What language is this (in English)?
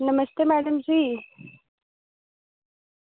Dogri